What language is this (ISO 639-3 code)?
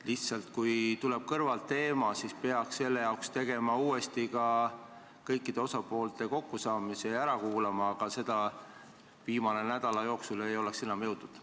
est